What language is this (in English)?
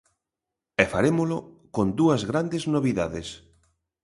Galician